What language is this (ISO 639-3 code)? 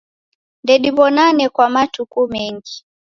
dav